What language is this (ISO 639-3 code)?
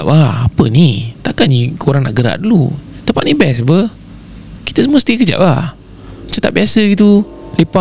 msa